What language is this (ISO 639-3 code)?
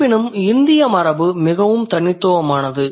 tam